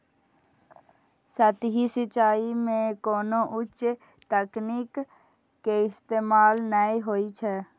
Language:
Maithili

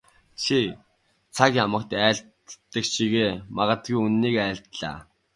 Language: Mongolian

